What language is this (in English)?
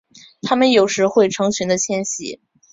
Chinese